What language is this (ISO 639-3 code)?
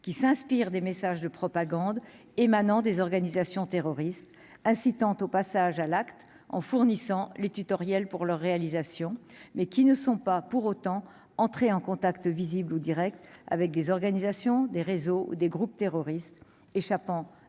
fra